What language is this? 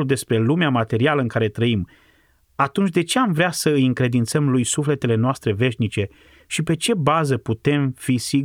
Romanian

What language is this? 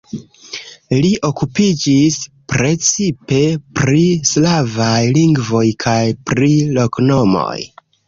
Esperanto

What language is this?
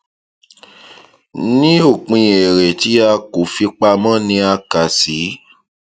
Yoruba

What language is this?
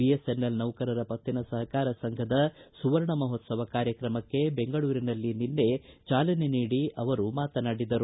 Kannada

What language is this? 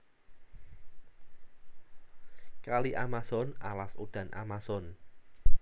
Javanese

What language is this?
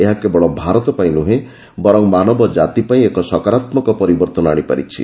Odia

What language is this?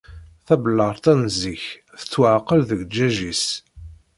Kabyle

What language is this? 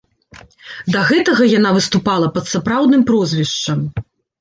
Belarusian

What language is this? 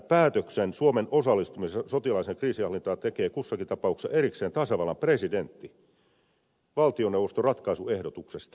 Finnish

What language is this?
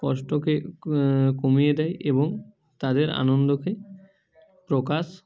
Bangla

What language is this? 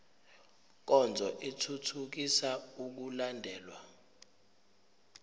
Zulu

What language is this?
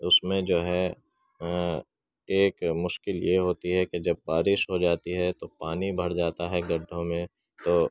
Urdu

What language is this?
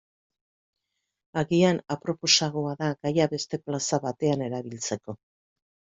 Basque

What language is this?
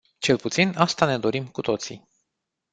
Romanian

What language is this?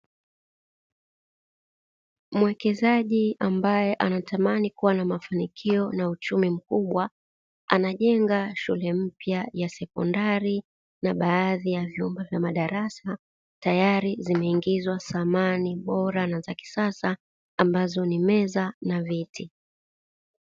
Swahili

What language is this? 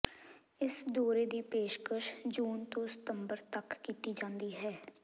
Punjabi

